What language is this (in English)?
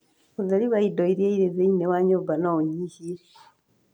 Kikuyu